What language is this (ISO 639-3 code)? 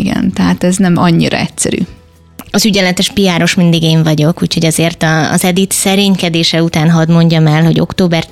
hun